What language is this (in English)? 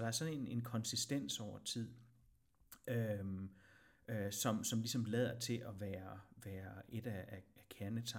Danish